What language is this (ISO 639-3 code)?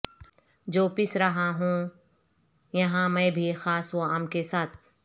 urd